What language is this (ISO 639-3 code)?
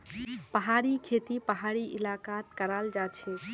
mag